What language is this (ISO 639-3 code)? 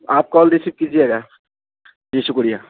urd